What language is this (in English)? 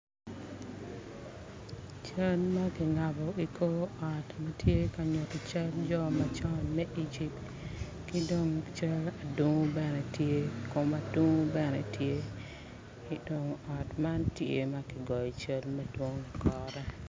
Acoli